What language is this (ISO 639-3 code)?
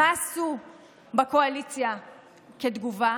heb